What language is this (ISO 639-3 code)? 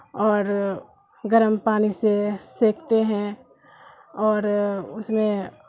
urd